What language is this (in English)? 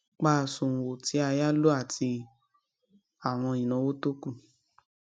Yoruba